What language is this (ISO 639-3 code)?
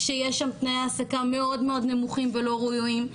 heb